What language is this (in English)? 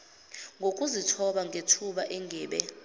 Zulu